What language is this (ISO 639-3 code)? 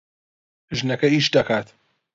ckb